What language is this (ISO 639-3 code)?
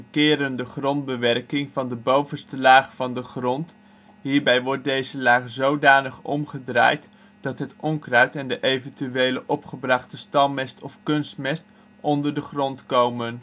nld